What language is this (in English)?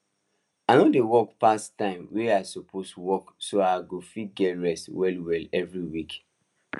Nigerian Pidgin